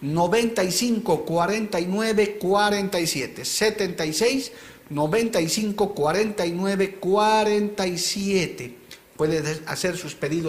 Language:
Spanish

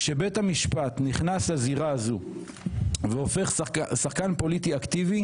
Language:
Hebrew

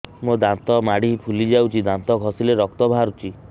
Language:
Odia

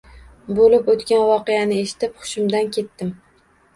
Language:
Uzbek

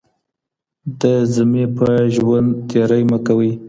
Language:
Pashto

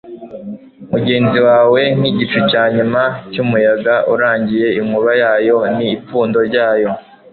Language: Kinyarwanda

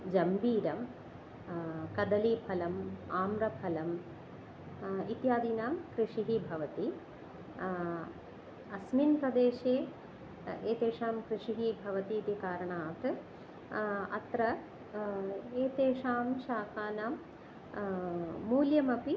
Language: Sanskrit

